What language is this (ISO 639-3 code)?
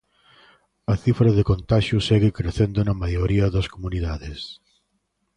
glg